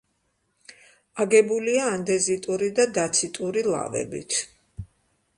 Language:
Georgian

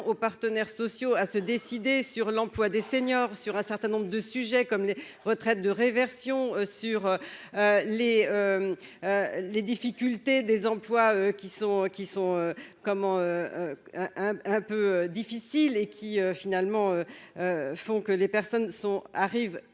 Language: French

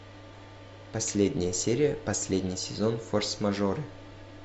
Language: Russian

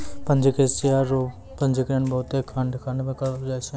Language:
Maithili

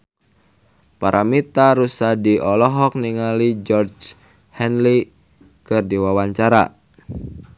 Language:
Sundanese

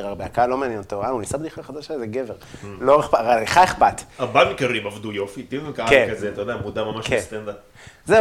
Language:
Hebrew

